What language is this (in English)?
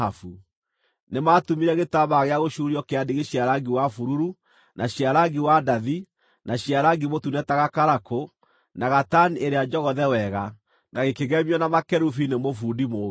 Kikuyu